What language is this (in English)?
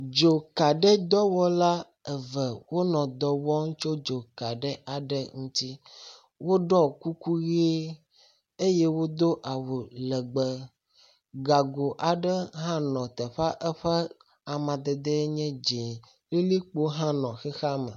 Ewe